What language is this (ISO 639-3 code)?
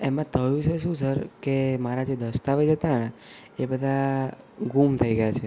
guj